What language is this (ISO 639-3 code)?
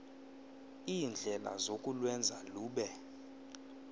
xho